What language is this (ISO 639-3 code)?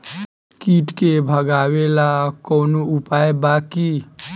bho